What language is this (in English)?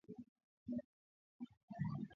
Swahili